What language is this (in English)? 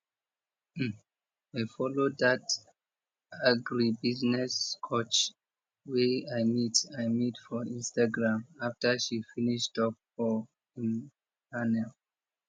Nigerian Pidgin